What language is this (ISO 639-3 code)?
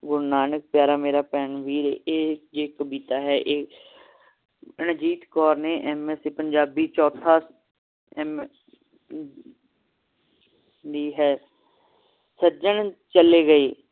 pan